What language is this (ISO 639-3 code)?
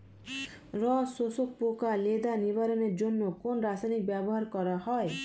ben